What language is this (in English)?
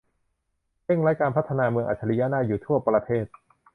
Thai